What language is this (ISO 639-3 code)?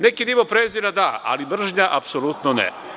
srp